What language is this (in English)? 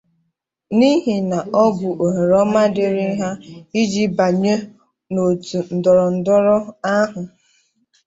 Igbo